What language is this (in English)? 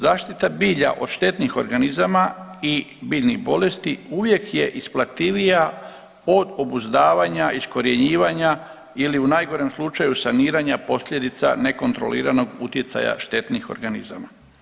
Croatian